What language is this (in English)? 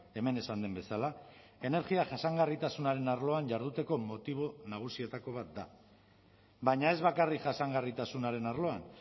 Basque